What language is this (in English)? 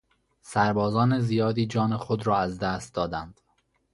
Persian